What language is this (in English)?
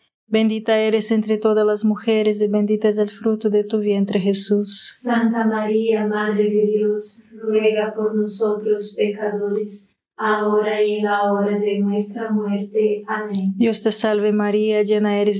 Spanish